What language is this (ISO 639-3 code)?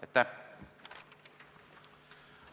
est